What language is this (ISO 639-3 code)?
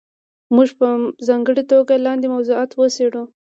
pus